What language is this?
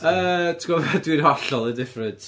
Welsh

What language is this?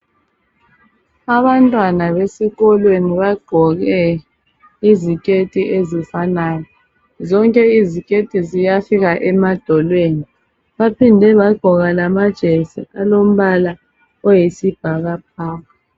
North Ndebele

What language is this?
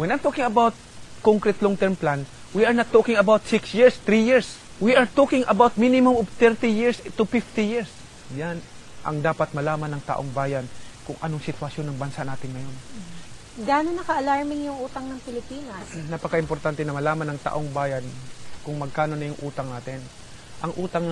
Filipino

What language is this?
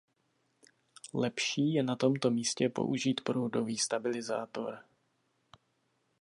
Czech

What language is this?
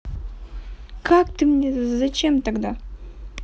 Russian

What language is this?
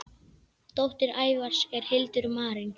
Icelandic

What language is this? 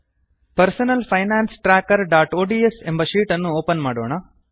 Kannada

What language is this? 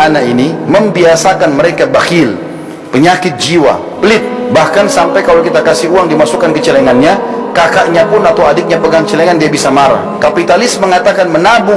Indonesian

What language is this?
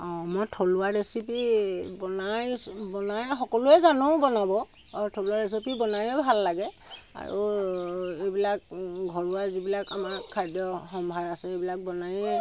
Assamese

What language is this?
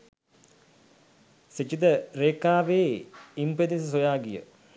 Sinhala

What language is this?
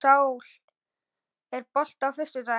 Icelandic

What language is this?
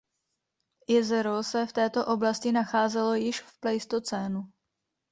Czech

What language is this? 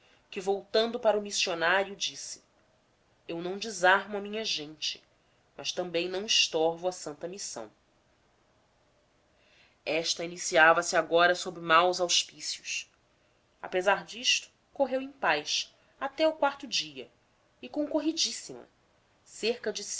Portuguese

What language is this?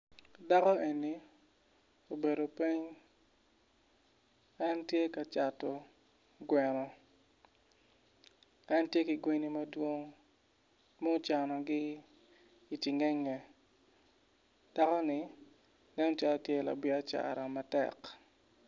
Acoli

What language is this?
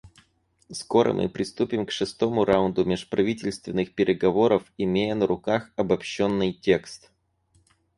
Russian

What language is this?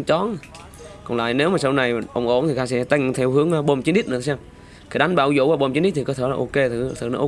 Vietnamese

